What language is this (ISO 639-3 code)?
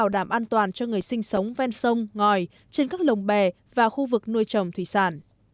vie